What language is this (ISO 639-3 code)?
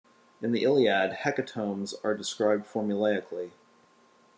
eng